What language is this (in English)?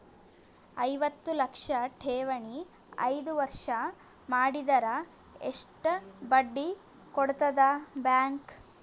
Kannada